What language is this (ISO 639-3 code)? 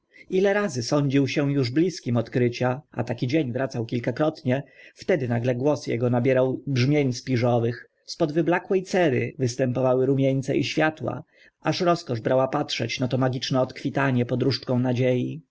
pol